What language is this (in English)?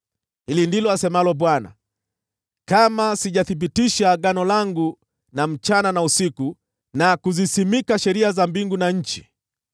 Swahili